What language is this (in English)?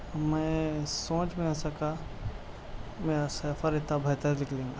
Urdu